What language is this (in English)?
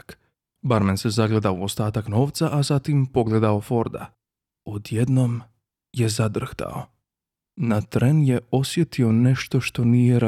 Croatian